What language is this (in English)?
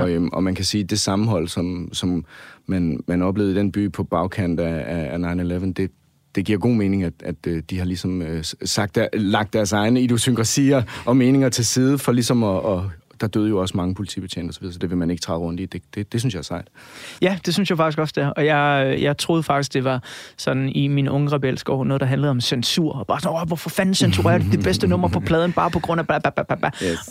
Danish